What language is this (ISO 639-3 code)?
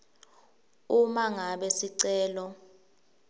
ssw